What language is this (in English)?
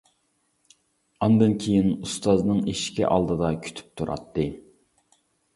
Uyghur